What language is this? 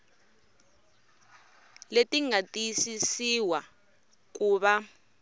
Tsonga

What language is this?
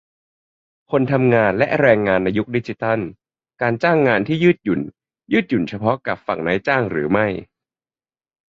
Thai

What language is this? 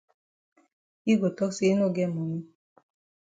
Cameroon Pidgin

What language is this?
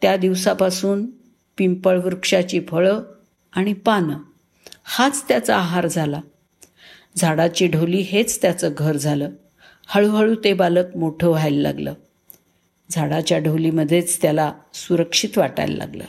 Marathi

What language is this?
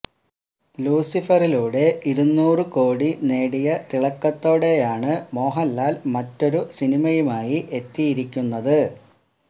Malayalam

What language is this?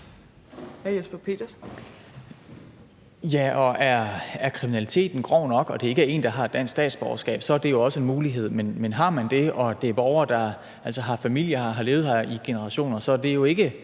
Danish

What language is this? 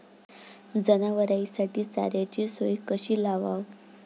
Marathi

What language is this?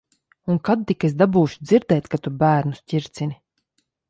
Latvian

